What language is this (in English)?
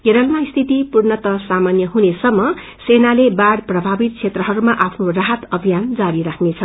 Nepali